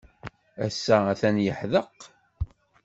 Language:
Kabyle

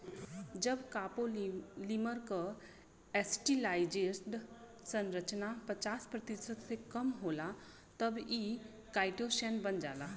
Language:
Bhojpuri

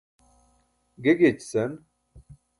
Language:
Burushaski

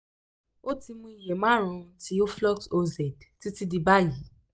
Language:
Yoruba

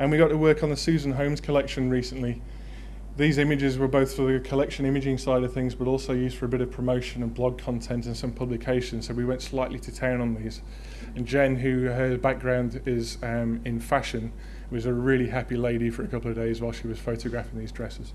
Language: English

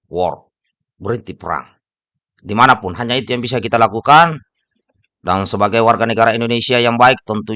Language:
Indonesian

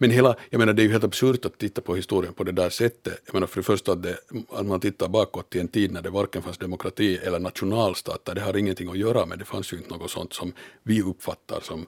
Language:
Swedish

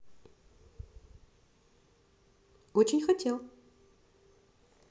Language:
Russian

